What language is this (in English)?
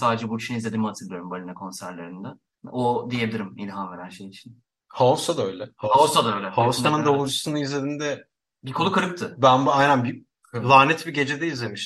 Turkish